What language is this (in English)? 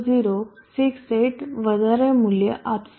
Gujarati